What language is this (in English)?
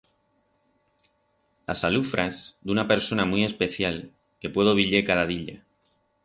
Aragonese